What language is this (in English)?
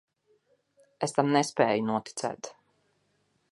Latvian